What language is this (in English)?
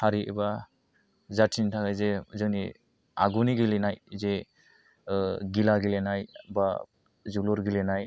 Bodo